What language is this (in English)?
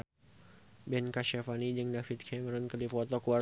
Sundanese